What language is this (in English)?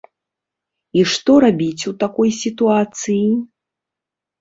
Belarusian